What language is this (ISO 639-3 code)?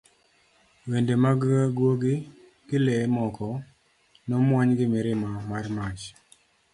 luo